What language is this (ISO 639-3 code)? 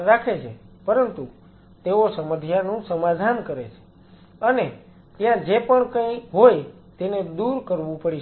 guj